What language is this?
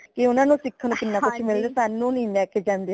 Punjabi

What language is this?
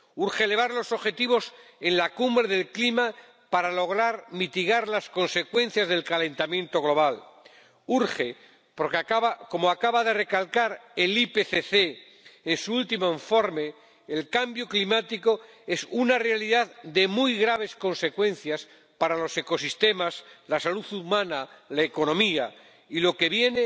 Spanish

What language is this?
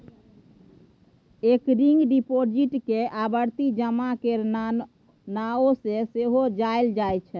Maithili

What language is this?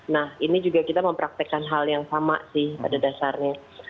Indonesian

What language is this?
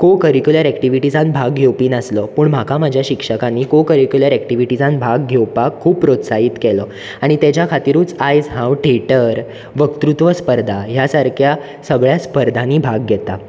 Konkani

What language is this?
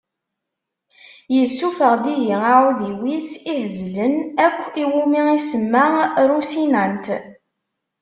Kabyle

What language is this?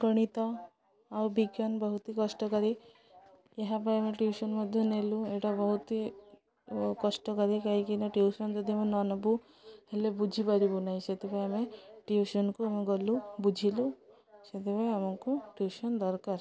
Odia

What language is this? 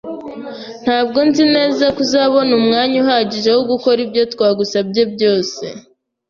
Kinyarwanda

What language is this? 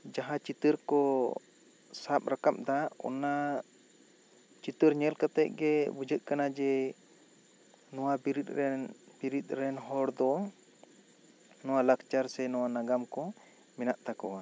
Santali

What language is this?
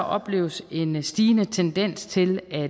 Danish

